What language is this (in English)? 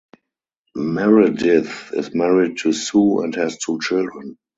English